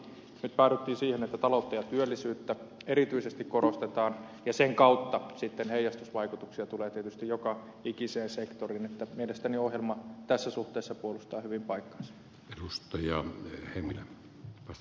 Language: Finnish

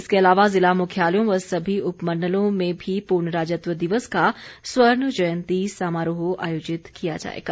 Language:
Hindi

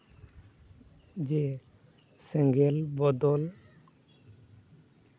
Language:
Santali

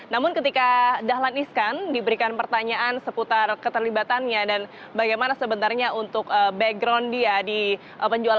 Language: Indonesian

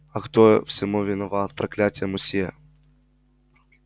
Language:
Russian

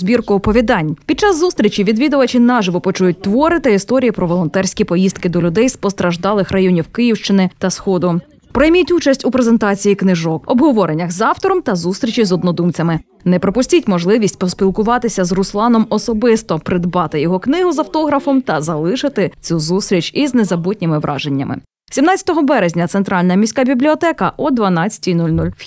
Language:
Ukrainian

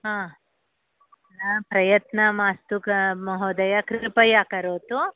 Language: Sanskrit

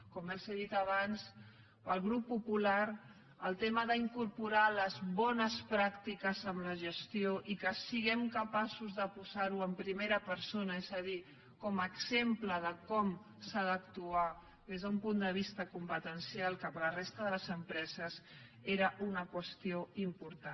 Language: Catalan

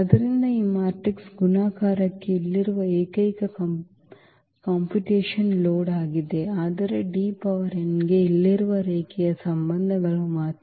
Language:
Kannada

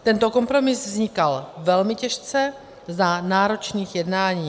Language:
Czech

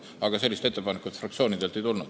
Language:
Estonian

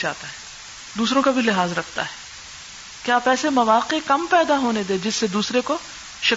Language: Urdu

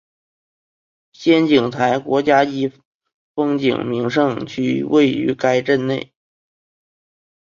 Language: Chinese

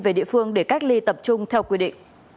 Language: Vietnamese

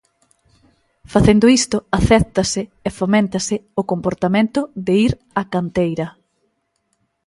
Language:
Galician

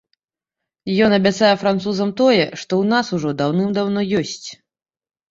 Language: Belarusian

